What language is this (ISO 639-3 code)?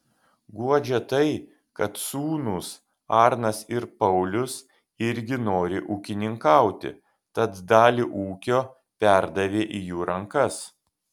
lit